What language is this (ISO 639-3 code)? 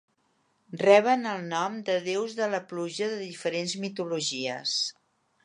cat